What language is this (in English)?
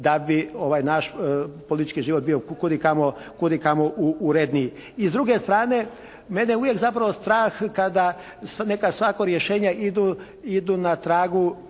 Croatian